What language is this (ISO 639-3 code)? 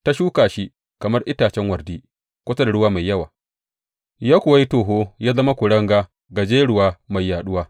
hau